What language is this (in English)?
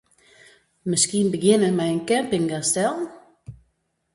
Western Frisian